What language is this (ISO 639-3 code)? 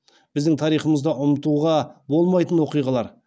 kaz